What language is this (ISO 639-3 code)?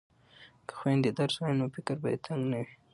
pus